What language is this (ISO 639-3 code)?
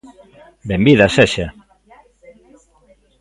glg